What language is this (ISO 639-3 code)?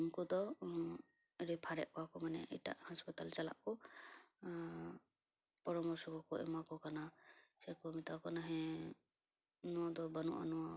sat